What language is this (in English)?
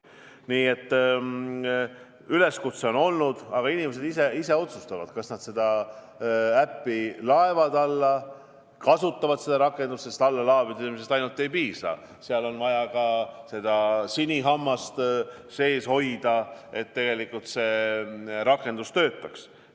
Estonian